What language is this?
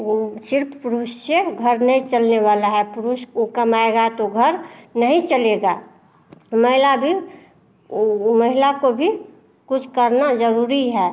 Hindi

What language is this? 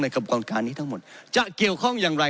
Thai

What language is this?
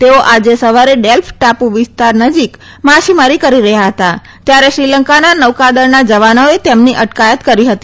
Gujarati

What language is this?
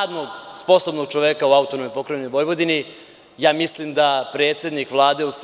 Serbian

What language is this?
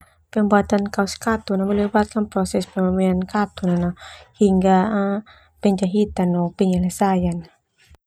Termanu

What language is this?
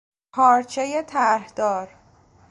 Persian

